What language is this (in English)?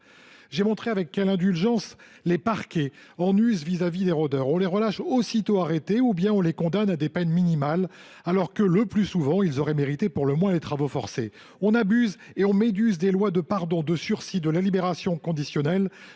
French